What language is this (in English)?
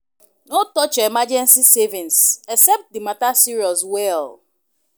Nigerian Pidgin